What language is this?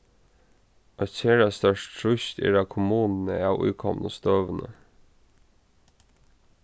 Faroese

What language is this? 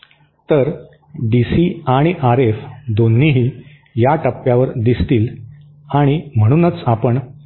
Marathi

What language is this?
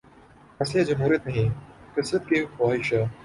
Urdu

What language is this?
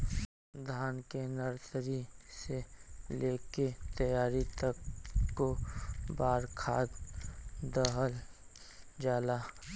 Bhojpuri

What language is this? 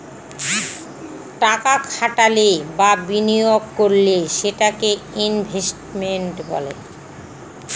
Bangla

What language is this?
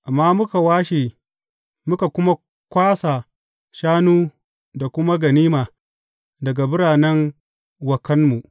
Hausa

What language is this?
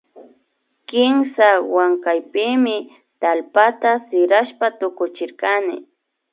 Imbabura Highland Quichua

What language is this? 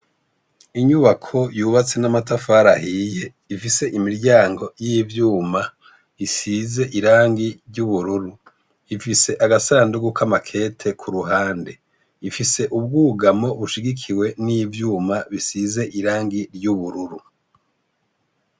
Rundi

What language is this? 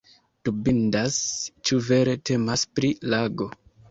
Esperanto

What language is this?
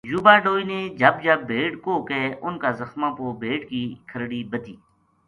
Gujari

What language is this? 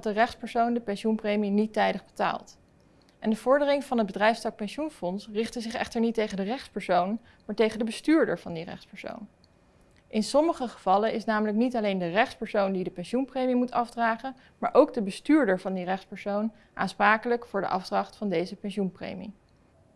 Dutch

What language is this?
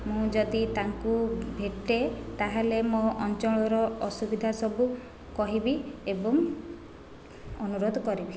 Odia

